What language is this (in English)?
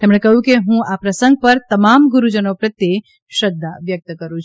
Gujarati